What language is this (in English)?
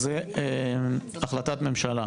Hebrew